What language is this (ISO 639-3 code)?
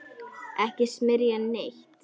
isl